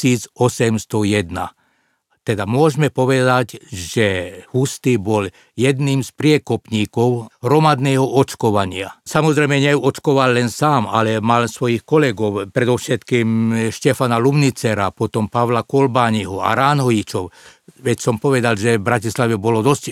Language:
Slovak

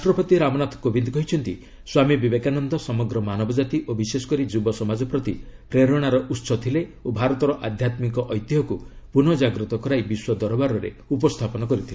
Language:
Odia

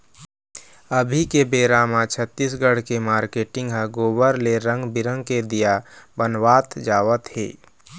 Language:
Chhattisgarhi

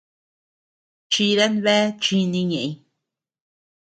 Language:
Tepeuxila Cuicatec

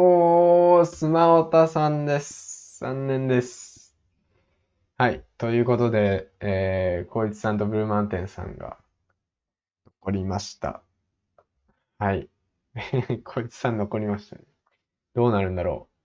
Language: Japanese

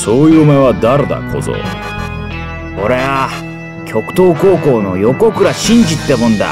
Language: Japanese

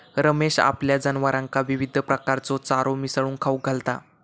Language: Marathi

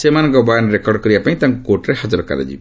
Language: Odia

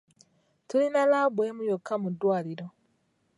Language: Ganda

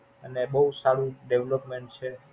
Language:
Gujarati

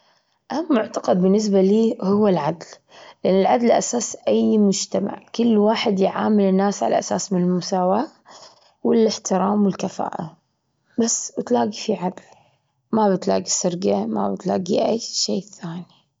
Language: Gulf Arabic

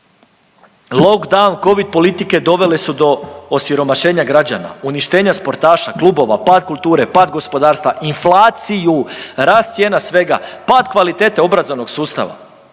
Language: Croatian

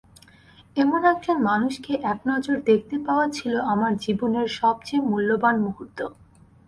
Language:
Bangla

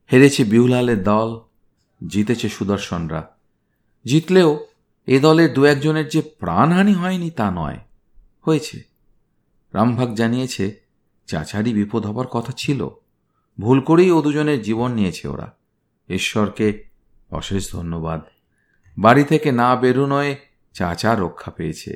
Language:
Bangla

